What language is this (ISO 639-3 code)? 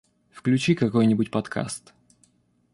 rus